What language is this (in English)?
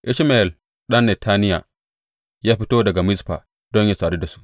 Hausa